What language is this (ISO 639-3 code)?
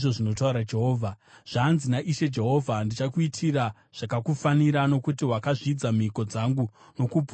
sna